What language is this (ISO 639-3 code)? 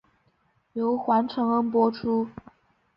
zho